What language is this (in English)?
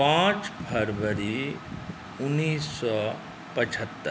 Maithili